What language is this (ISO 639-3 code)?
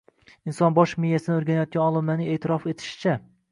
uzb